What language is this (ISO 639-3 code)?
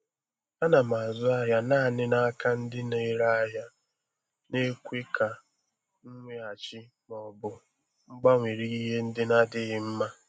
ibo